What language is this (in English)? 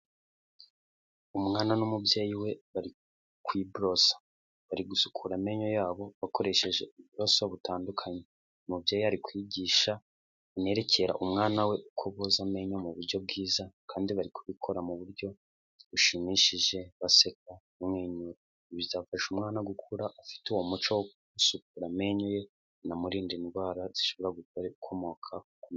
Kinyarwanda